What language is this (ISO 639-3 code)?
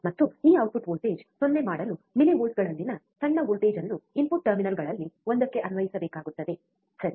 kan